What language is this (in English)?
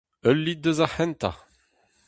Breton